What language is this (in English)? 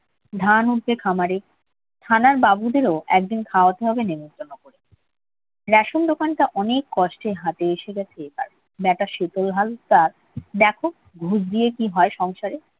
Bangla